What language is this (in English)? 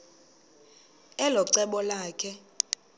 Xhosa